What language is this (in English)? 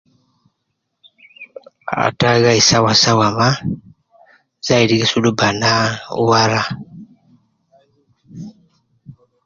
Nubi